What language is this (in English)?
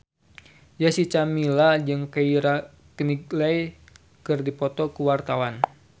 Sundanese